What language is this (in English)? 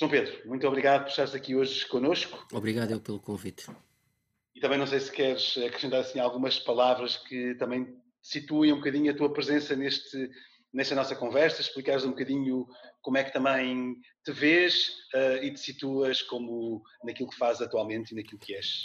Portuguese